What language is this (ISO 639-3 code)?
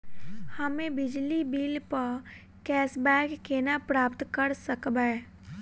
mai